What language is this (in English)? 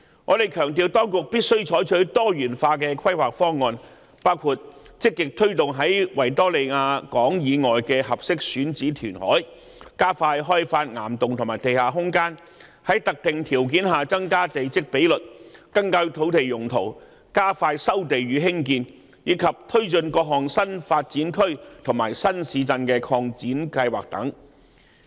Cantonese